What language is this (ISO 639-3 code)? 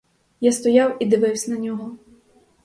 ukr